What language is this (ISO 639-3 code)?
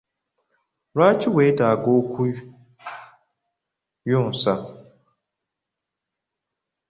lug